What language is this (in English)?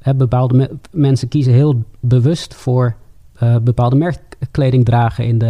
Dutch